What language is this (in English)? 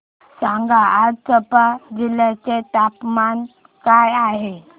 Marathi